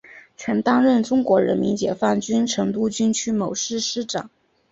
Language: Chinese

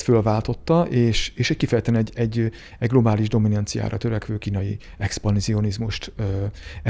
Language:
Hungarian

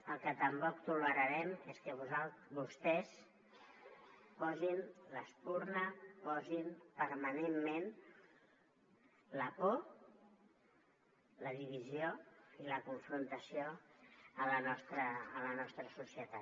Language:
Catalan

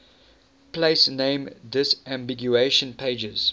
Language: English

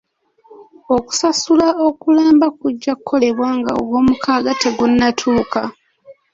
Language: Ganda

